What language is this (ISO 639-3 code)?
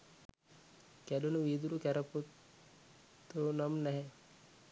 sin